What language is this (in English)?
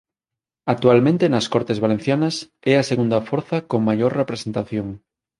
Galician